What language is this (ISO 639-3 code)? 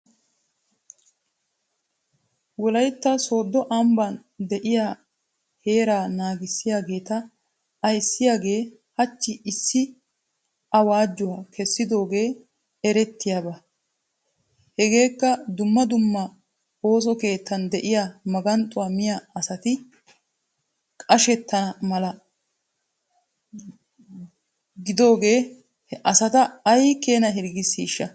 wal